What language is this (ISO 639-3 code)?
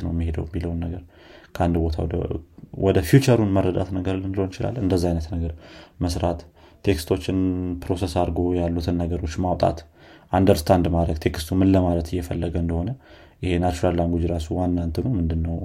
amh